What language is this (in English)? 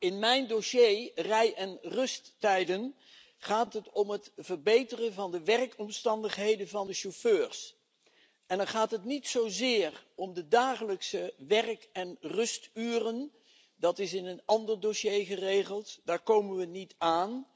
Dutch